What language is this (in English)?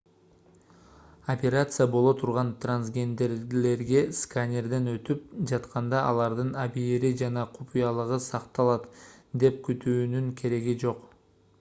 Kyrgyz